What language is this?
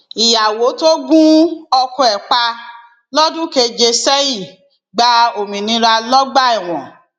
Yoruba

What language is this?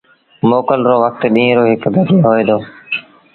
Sindhi Bhil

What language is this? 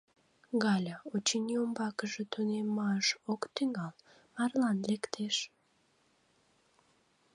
Mari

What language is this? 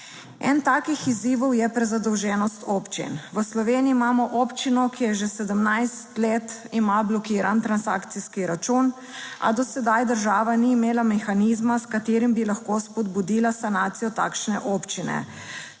Slovenian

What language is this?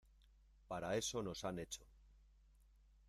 Spanish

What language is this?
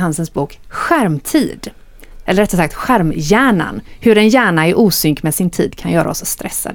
Swedish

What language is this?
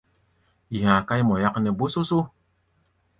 Gbaya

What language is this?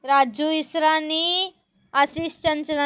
Sindhi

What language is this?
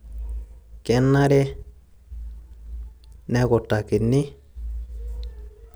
Masai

